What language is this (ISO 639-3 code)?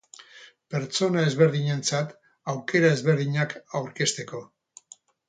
eus